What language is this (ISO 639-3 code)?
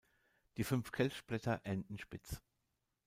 deu